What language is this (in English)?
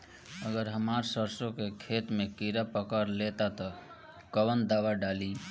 Bhojpuri